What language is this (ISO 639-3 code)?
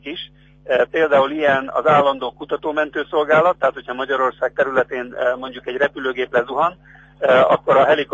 hun